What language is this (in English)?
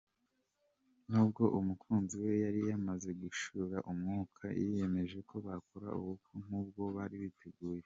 Kinyarwanda